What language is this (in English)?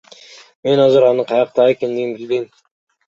Kyrgyz